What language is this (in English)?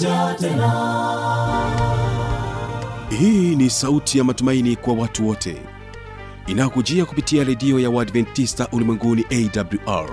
Swahili